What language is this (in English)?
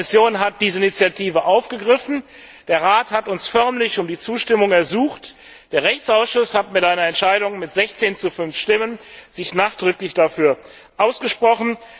German